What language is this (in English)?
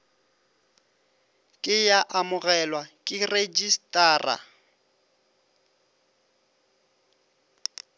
Northern Sotho